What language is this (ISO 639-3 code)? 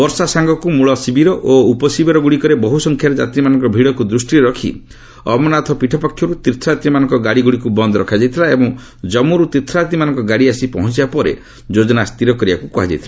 ori